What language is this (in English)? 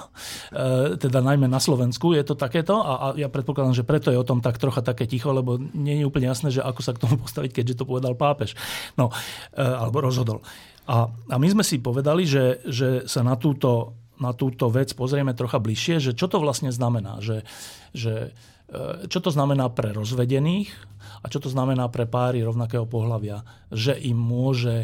Slovak